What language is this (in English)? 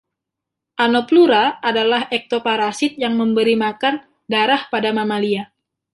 Indonesian